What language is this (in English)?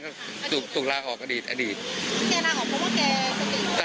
Thai